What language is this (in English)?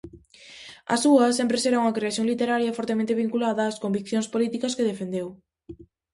Galician